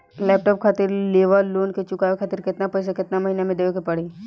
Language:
Bhojpuri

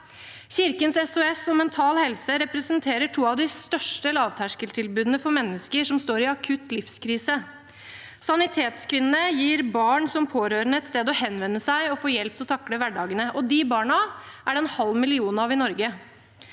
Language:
Norwegian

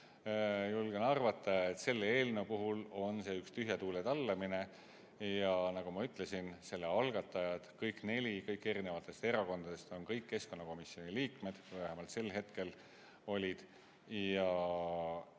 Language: Estonian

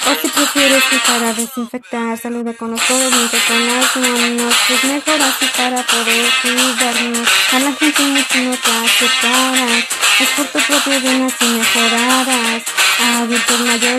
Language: Spanish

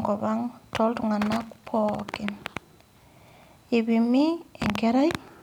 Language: Masai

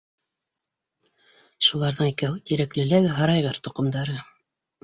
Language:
Bashkir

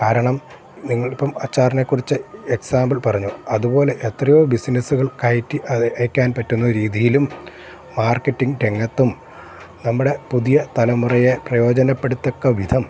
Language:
Malayalam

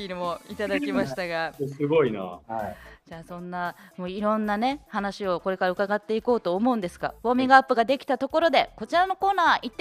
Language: Japanese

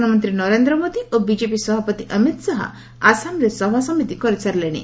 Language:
Odia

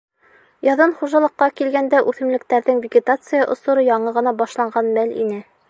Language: Bashkir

